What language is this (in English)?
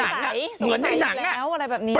Thai